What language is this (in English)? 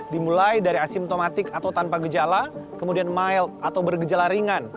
Indonesian